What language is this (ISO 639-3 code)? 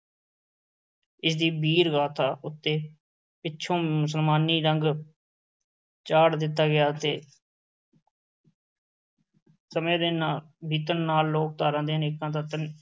pan